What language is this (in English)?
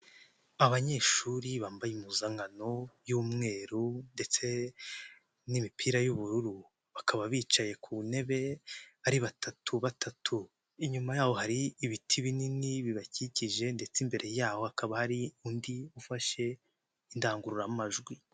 Kinyarwanda